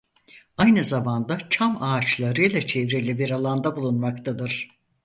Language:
Turkish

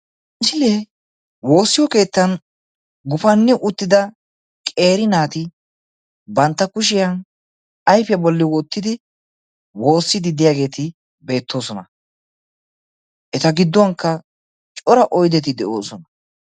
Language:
Wolaytta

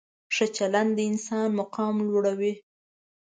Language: Pashto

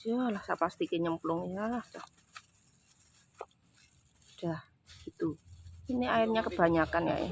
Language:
Indonesian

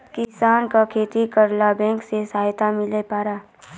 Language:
Maithili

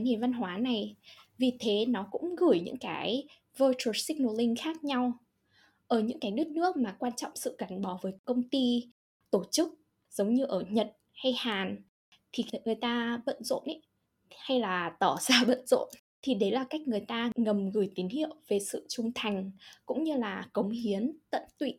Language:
Vietnamese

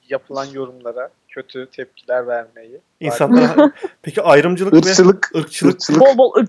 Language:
Turkish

